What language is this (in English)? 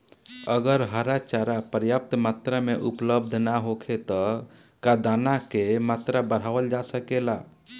Bhojpuri